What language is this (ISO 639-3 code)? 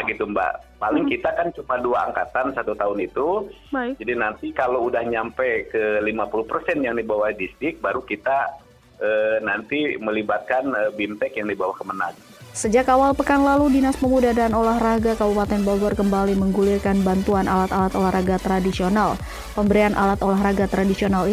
ind